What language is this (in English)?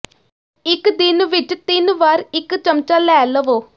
Punjabi